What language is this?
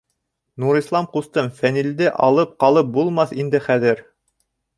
Bashkir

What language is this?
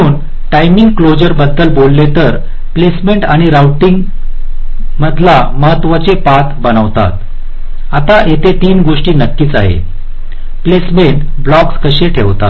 Marathi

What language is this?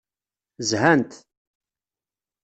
Kabyle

